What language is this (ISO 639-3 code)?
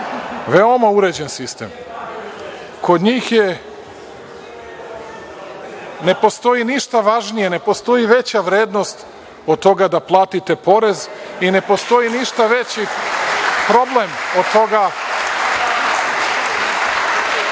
srp